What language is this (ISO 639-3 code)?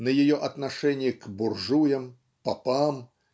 rus